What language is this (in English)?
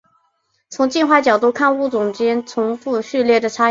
Chinese